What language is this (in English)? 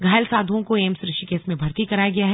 Hindi